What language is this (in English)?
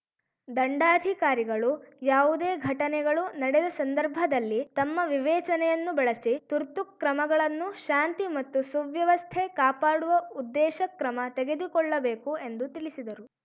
Kannada